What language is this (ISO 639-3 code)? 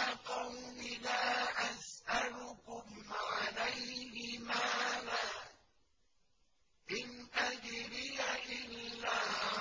ara